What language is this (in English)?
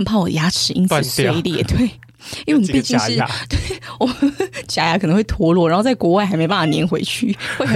Chinese